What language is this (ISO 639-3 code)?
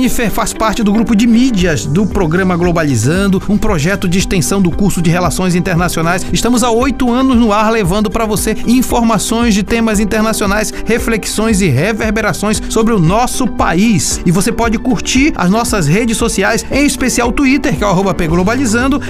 por